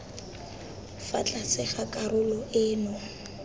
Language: Tswana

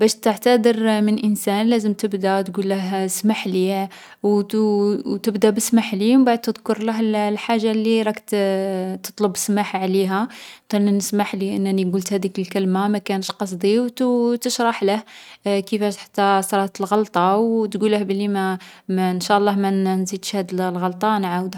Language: Algerian Arabic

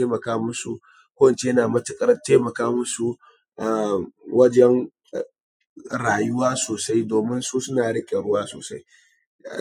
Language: Hausa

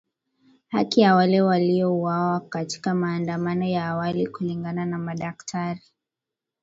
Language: Swahili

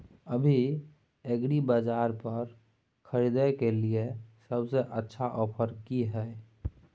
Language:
Maithili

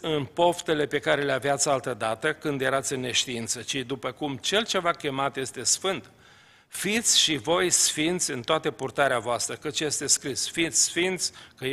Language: Romanian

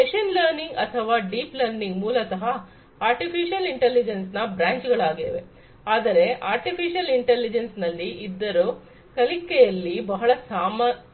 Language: Kannada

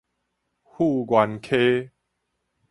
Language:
Min Nan Chinese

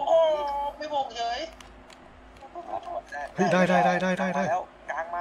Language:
Thai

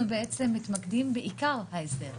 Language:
Hebrew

